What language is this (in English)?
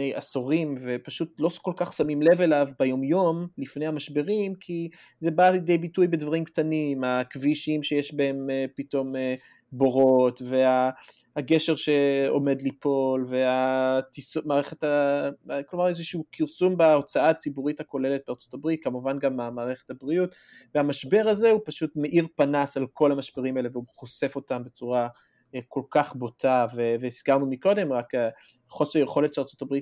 Hebrew